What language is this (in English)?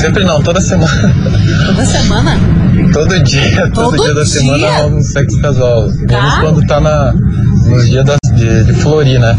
Portuguese